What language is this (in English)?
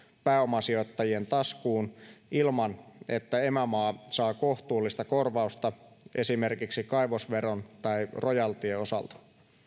Finnish